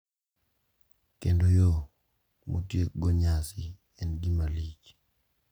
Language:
Luo (Kenya and Tanzania)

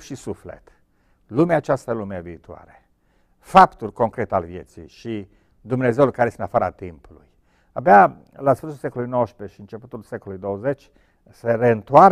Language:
Romanian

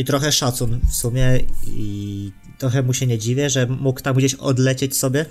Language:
Polish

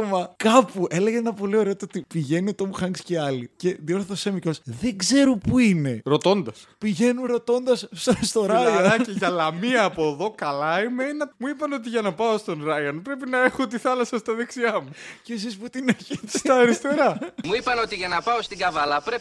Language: Greek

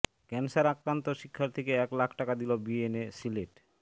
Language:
Bangla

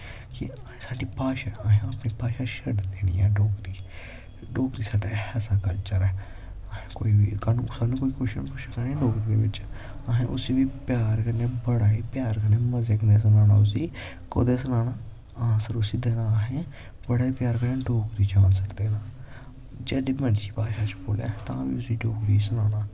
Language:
Dogri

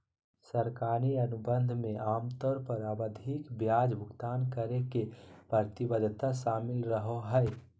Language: Magahi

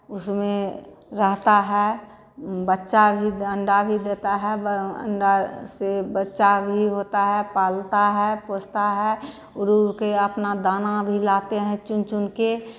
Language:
Hindi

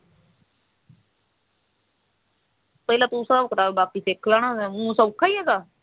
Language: Punjabi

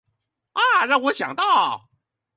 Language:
Chinese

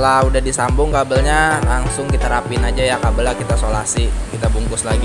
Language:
Indonesian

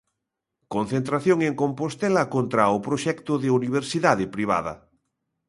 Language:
Galician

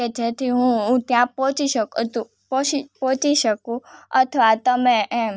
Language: Gujarati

